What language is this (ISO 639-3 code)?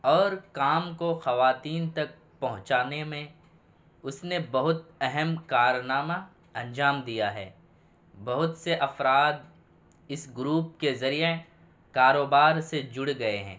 urd